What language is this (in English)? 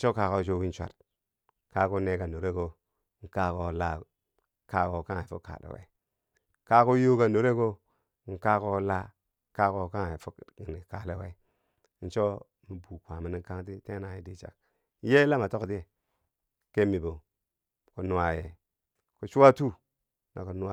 Bangwinji